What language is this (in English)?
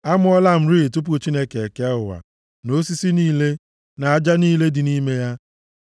Igbo